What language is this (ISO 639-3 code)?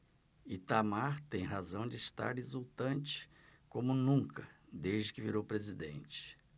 por